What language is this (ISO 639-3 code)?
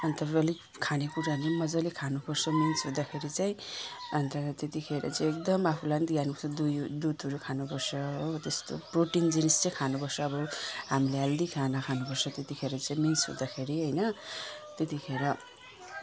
nep